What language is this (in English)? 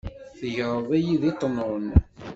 Kabyle